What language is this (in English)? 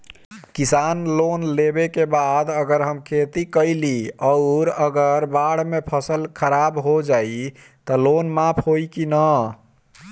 Bhojpuri